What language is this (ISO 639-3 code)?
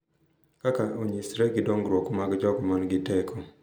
luo